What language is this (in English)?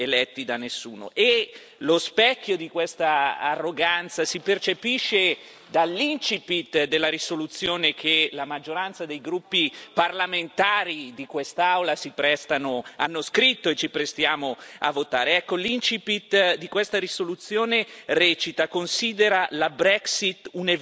Italian